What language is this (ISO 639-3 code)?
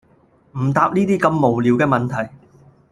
yue